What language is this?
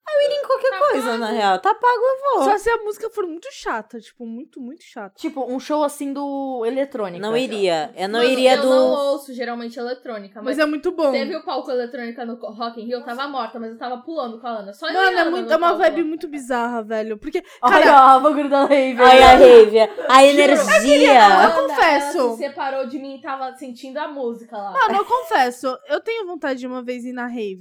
Portuguese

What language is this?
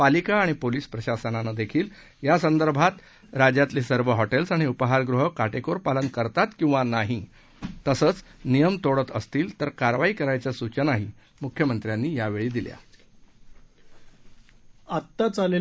Marathi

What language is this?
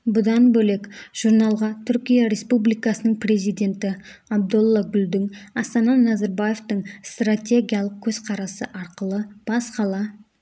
Kazakh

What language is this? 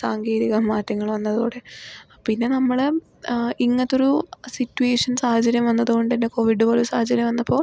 Malayalam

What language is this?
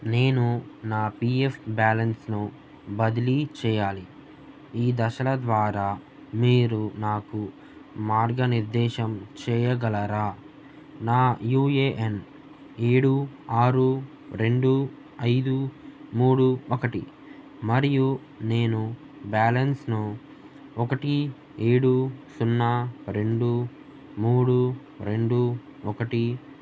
Telugu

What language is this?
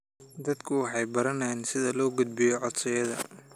Somali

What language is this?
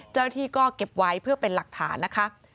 Thai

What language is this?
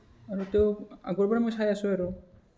Assamese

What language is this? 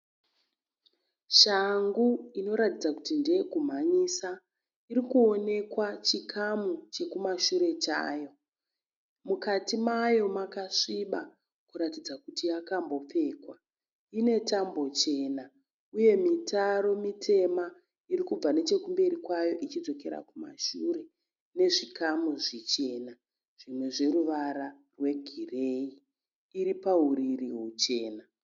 Shona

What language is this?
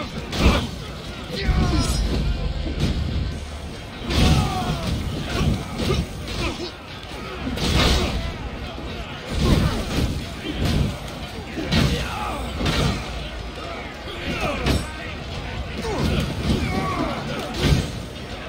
German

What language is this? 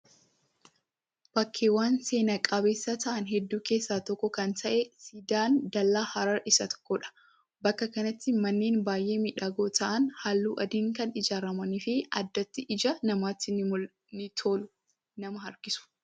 Oromo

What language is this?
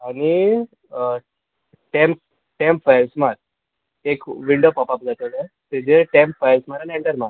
Konkani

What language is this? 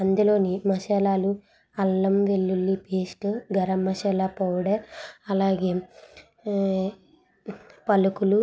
Telugu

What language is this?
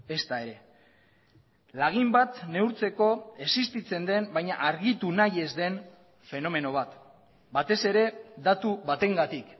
Basque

